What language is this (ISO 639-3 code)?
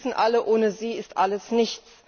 deu